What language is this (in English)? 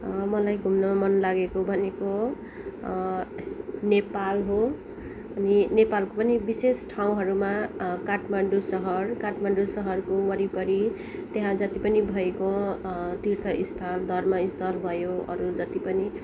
Nepali